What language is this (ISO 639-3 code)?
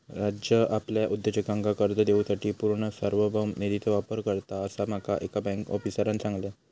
mar